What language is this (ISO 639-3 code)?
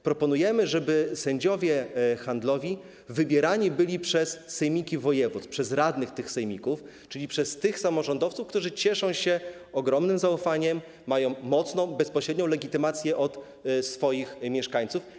pol